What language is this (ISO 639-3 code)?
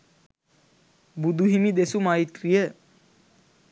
sin